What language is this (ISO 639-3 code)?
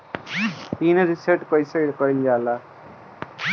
bho